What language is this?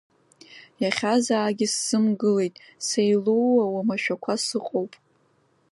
Abkhazian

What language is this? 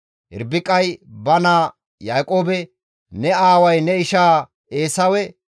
Gamo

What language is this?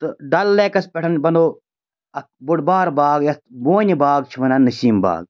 Kashmiri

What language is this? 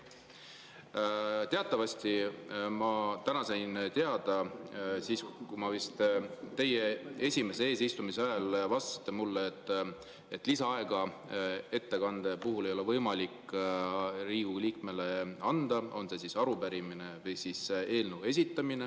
Estonian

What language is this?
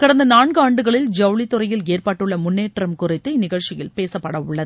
Tamil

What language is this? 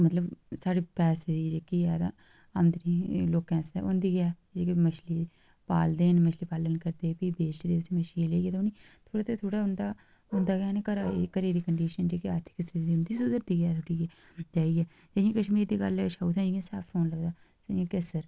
Dogri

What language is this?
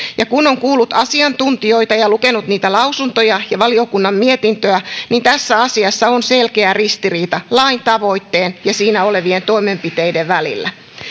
Finnish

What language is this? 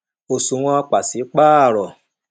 Yoruba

